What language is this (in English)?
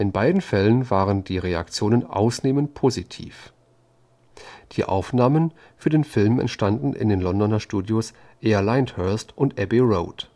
German